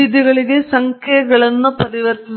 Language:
Kannada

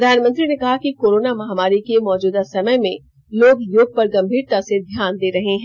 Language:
Hindi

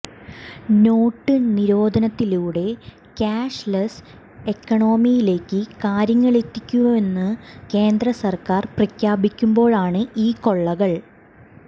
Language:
Malayalam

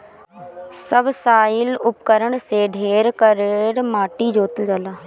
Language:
Bhojpuri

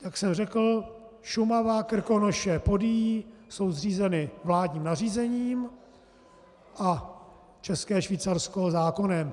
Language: Czech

